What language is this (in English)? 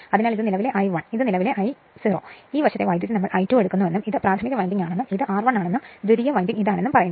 Malayalam